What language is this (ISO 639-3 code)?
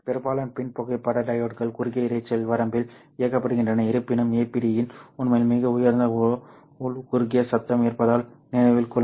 tam